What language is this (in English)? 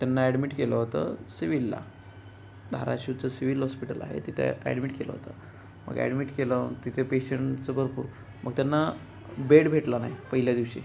Marathi